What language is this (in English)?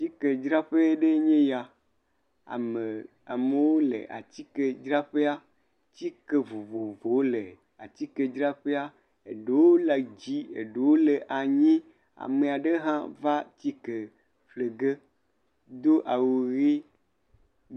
Ewe